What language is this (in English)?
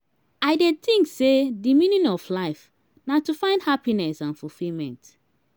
Nigerian Pidgin